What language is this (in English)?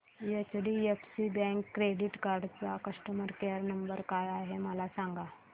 Marathi